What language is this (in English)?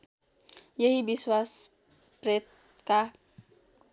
Nepali